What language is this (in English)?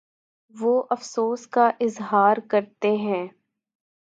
Urdu